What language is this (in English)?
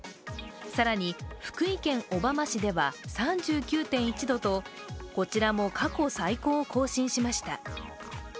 Japanese